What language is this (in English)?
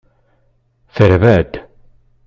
Kabyle